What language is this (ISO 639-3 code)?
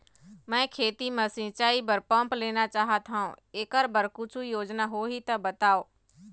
hne